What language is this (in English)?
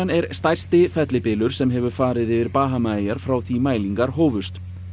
Icelandic